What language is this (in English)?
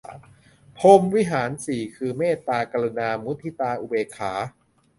Thai